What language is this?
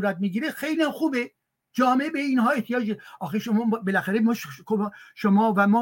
Persian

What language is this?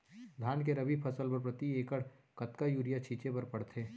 Chhattisgarhi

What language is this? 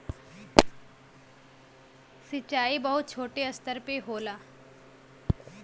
Bhojpuri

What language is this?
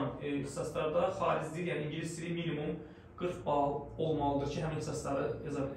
Turkish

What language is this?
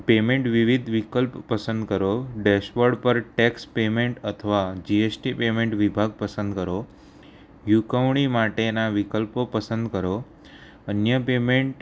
Gujarati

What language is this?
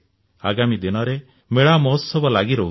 Odia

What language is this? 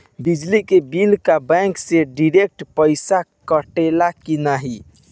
Bhojpuri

